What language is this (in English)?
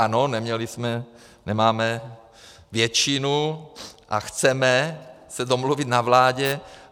Czech